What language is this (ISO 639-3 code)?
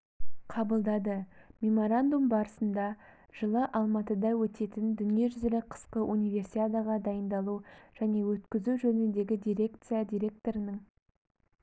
kaz